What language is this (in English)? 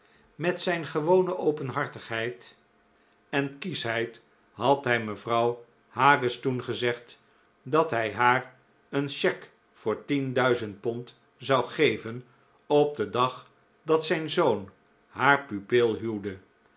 Dutch